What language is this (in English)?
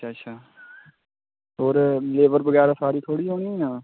Dogri